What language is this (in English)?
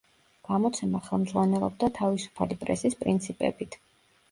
Georgian